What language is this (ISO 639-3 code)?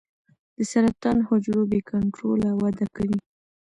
pus